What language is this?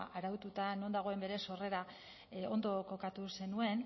Basque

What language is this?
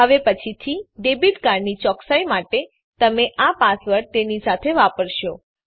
Gujarati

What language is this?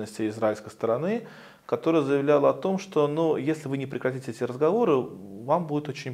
Russian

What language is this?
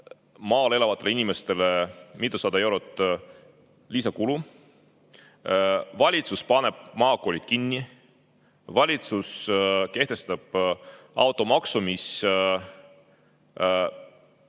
Estonian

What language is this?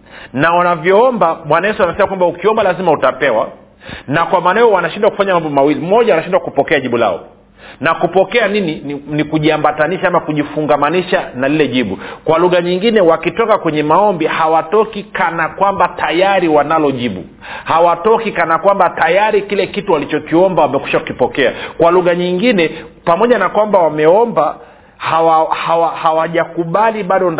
Swahili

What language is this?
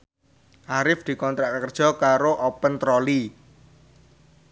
Javanese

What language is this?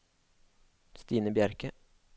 Norwegian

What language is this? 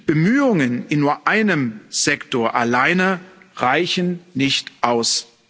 German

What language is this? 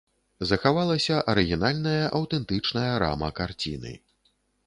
Belarusian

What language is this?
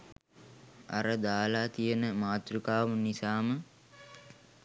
Sinhala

